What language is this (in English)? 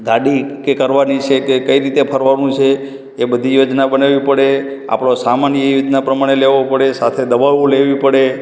Gujarati